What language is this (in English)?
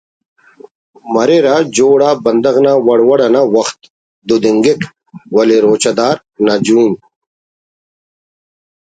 Brahui